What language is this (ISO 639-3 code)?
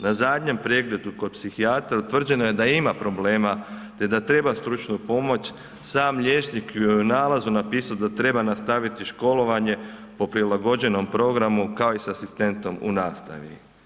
hrv